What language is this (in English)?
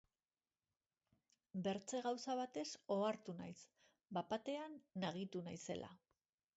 Basque